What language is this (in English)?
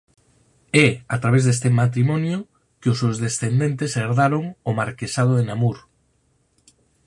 Galician